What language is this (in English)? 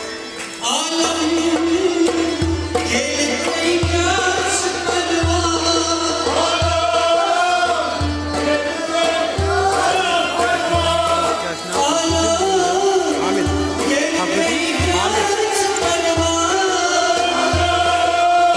Arabic